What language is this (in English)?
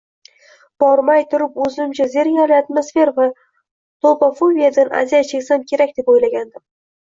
Uzbek